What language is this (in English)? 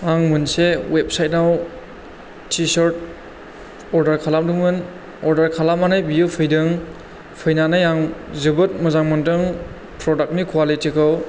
Bodo